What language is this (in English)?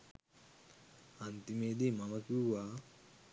Sinhala